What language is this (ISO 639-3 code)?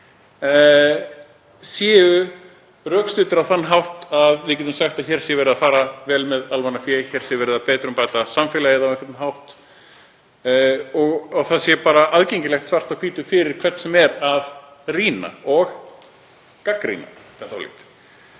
isl